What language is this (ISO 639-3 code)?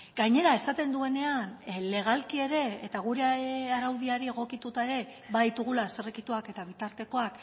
eus